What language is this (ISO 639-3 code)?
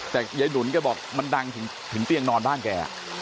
tha